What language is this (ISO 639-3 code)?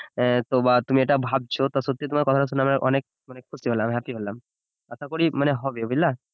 ben